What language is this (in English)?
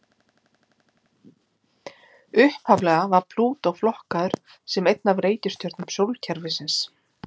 Icelandic